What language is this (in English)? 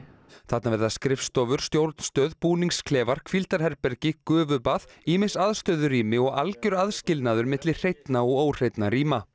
Icelandic